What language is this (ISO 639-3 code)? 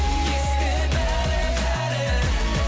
kaz